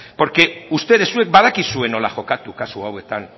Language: Basque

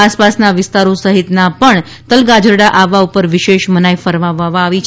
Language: Gujarati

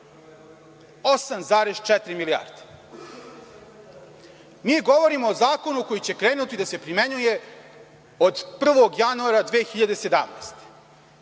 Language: Serbian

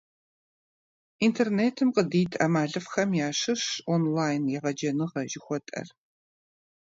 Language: Kabardian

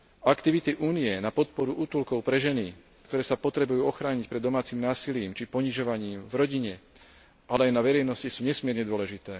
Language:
Slovak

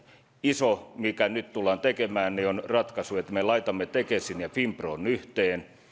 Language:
Finnish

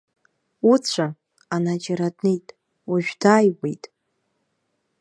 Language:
Abkhazian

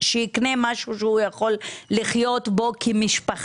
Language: Hebrew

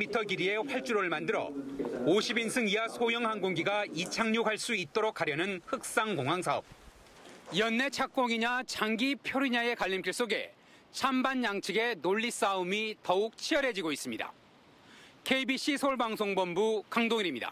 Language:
Korean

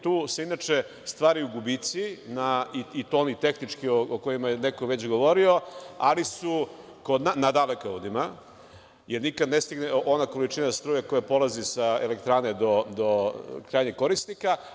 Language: Serbian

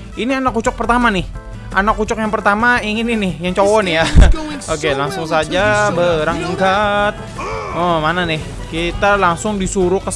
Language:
Indonesian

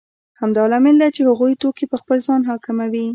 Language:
Pashto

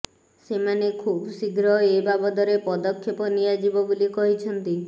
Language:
Odia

